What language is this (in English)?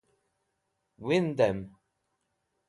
Wakhi